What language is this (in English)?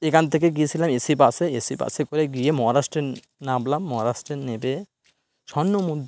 Bangla